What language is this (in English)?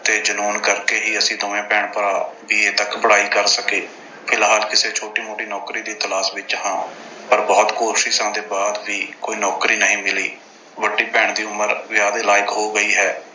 Punjabi